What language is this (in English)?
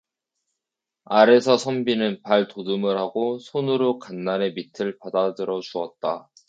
Korean